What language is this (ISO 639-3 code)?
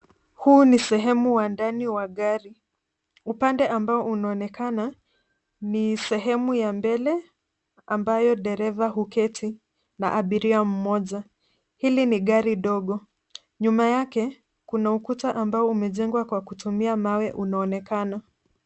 swa